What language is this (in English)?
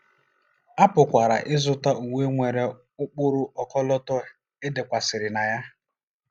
Igbo